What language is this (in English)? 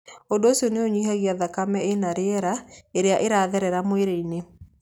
Kikuyu